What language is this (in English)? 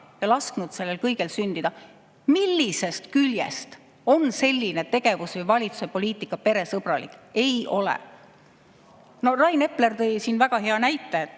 Estonian